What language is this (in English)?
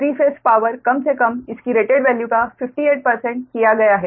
Hindi